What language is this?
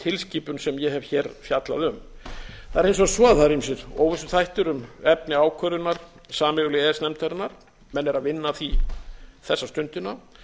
Icelandic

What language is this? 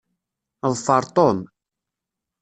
Kabyle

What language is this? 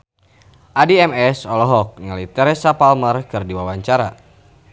Sundanese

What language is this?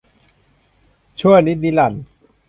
Thai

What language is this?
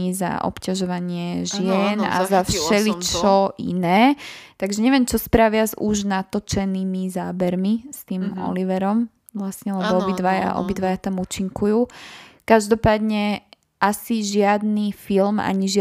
Slovak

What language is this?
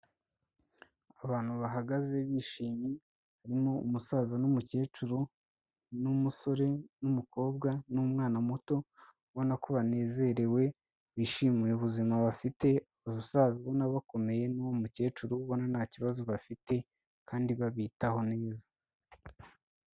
Kinyarwanda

